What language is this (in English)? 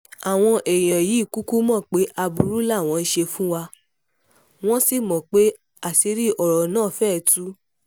Yoruba